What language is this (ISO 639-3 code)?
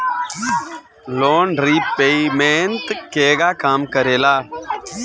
bho